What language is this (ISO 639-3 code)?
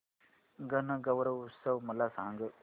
mar